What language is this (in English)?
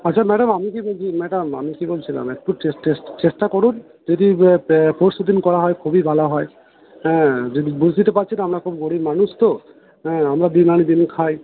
Bangla